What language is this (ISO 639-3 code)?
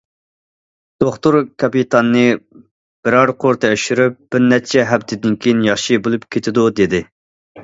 uig